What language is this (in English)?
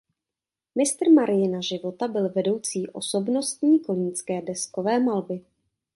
Czech